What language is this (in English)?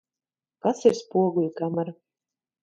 Latvian